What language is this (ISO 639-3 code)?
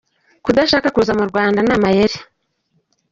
kin